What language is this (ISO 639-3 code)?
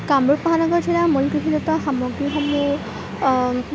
asm